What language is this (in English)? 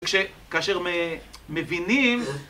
Hebrew